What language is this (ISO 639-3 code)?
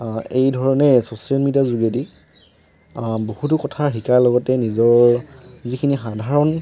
asm